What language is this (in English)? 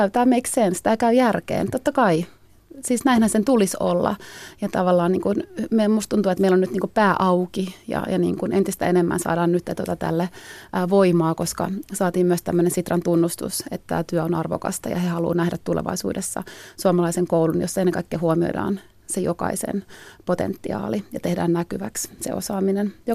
Finnish